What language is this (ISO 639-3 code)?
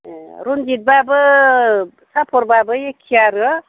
brx